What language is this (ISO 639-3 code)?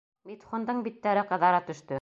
bak